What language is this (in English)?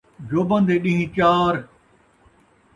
Saraiki